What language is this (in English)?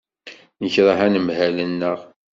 Kabyle